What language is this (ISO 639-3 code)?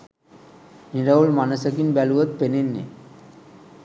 sin